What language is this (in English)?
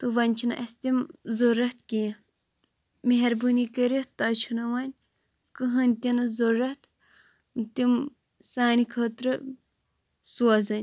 Kashmiri